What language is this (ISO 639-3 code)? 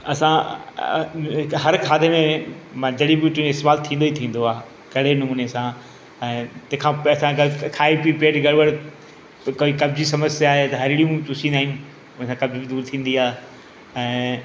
snd